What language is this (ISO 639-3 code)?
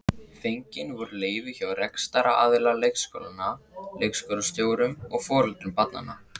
isl